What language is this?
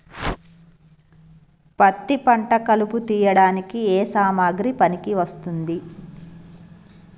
Telugu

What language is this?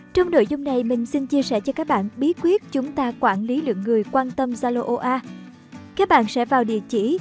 Vietnamese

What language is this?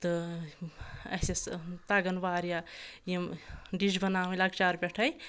Kashmiri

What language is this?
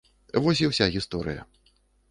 Belarusian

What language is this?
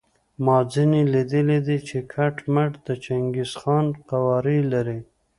Pashto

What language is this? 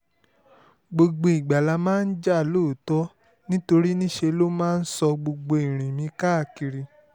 Yoruba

